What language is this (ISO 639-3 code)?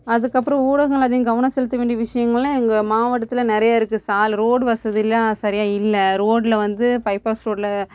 tam